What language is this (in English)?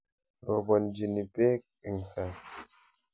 Kalenjin